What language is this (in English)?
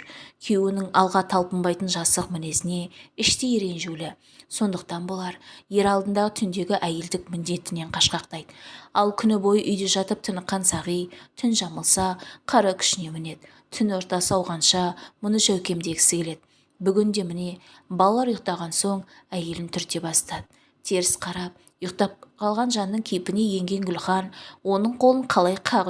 Turkish